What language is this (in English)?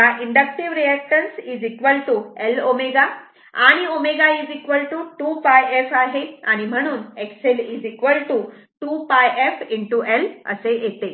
Marathi